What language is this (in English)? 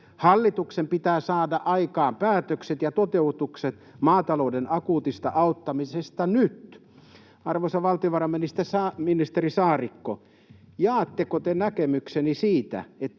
Finnish